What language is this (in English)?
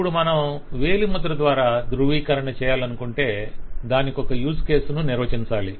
Telugu